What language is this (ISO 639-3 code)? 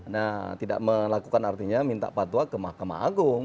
ind